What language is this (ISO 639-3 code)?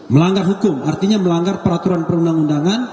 ind